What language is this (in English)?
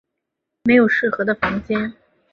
Chinese